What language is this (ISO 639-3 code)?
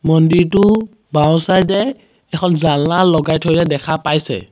asm